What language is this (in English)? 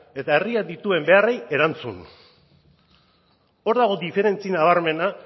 Basque